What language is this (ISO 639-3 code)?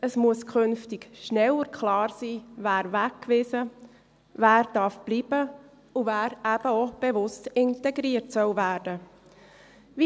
gsw